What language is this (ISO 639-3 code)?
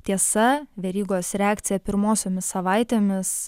lit